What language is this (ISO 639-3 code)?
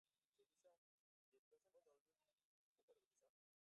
swa